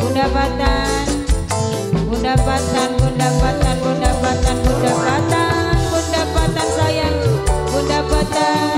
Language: Indonesian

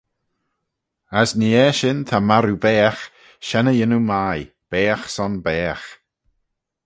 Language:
Manx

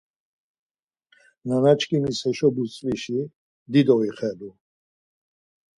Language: Laz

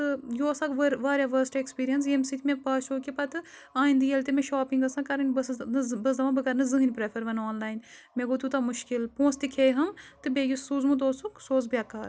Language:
Kashmiri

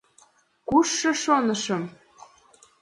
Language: Mari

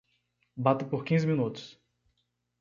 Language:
Portuguese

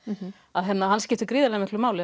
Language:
Icelandic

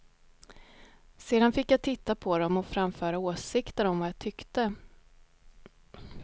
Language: Swedish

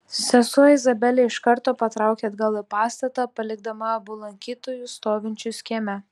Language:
Lithuanian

